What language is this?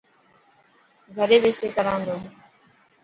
Dhatki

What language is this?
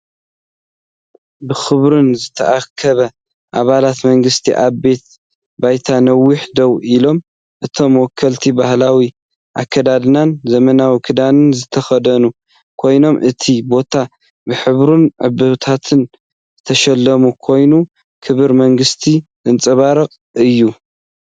Tigrinya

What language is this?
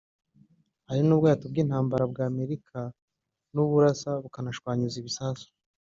Kinyarwanda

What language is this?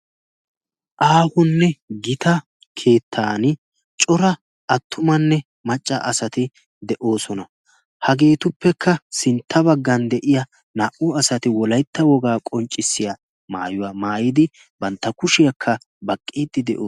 Wolaytta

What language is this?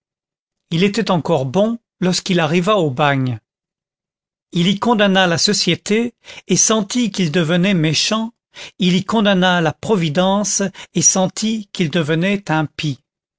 French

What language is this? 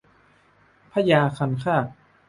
Thai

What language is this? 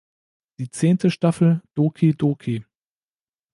German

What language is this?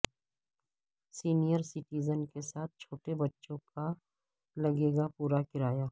Urdu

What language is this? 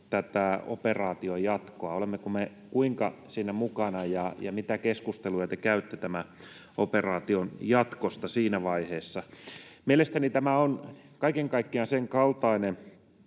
Finnish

